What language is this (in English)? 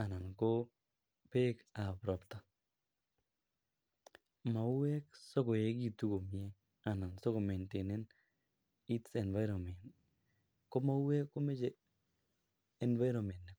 Kalenjin